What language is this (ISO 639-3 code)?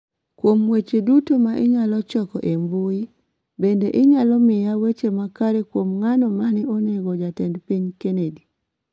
luo